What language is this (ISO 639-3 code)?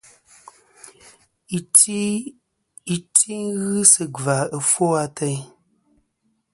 bkm